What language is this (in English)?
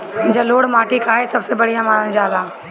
Bhojpuri